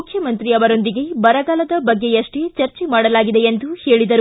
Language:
Kannada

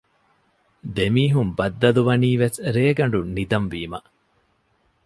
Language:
Divehi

